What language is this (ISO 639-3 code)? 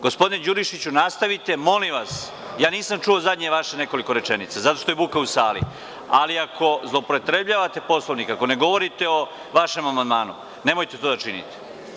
srp